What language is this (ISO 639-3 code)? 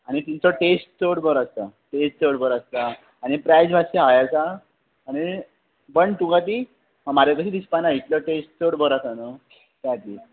kok